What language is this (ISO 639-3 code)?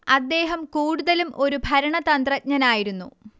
mal